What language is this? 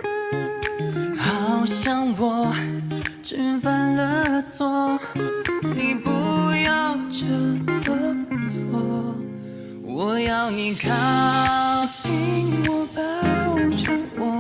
Chinese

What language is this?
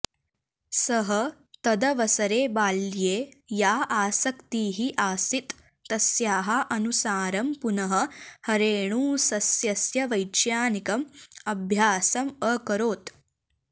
Sanskrit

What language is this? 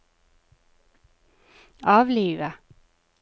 Norwegian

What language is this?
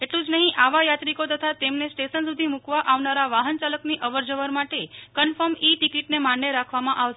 Gujarati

